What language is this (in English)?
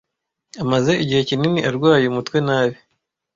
Kinyarwanda